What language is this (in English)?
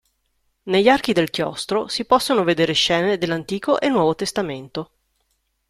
Italian